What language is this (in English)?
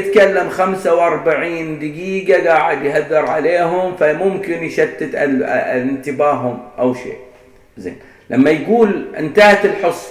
Arabic